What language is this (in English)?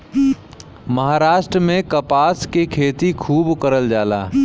Bhojpuri